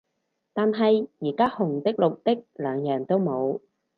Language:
Cantonese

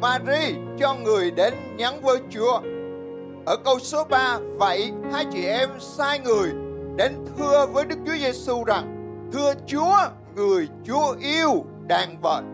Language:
Vietnamese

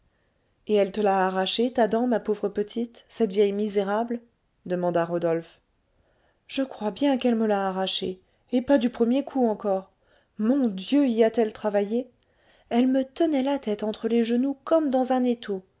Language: French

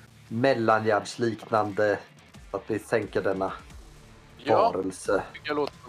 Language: Swedish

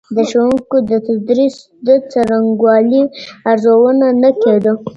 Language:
Pashto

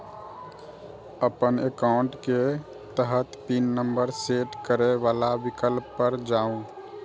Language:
Maithili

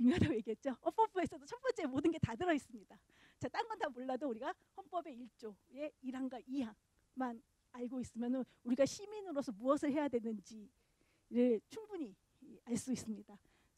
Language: Korean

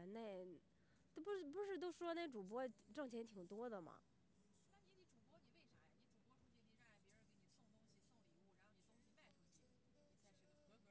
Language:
Chinese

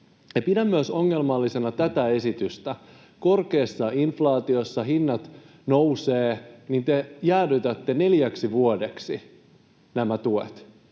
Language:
Finnish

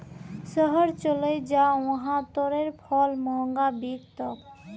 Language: Magahi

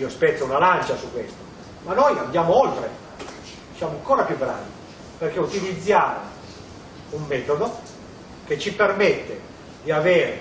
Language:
Italian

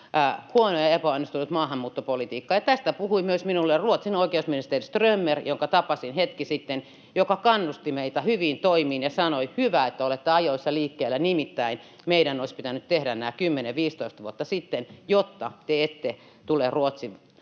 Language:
Finnish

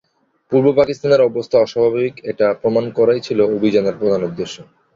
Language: Bangla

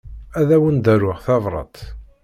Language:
Kabyle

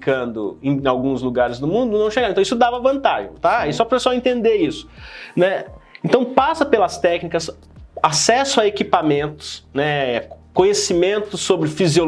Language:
Portuguese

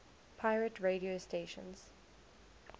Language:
English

